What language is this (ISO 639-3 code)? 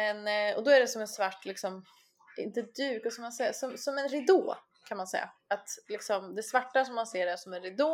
swe